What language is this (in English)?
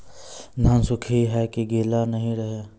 Maithili